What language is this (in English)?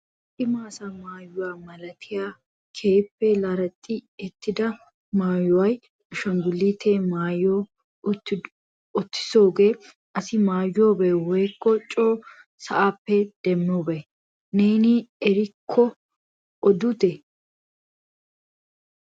Wolaytta